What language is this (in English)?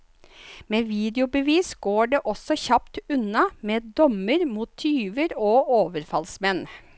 Norwegian